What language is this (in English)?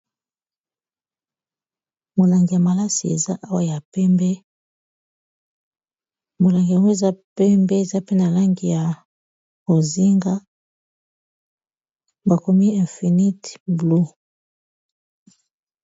Lingala